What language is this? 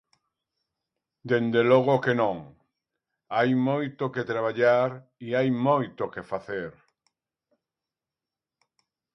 Galician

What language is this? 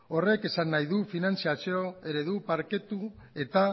Basque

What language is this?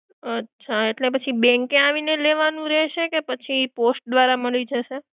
Gujarati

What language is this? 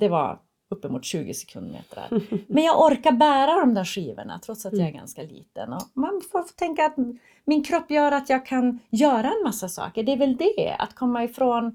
Swedish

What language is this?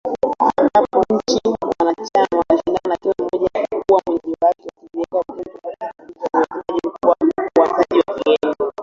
Swahili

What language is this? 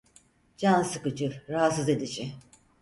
Turkish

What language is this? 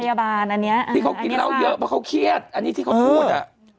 Thai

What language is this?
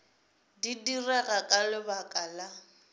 Northern Sotho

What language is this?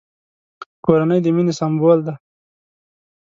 Pashto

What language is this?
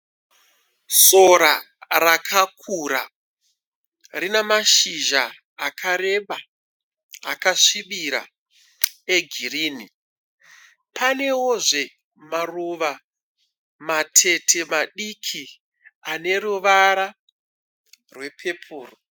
Shona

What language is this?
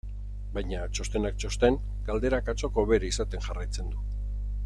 Basque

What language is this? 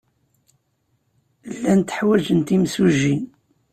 Kabyle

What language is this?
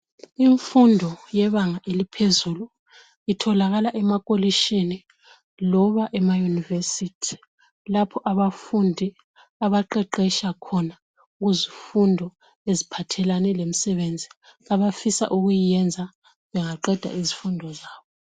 North Ndebele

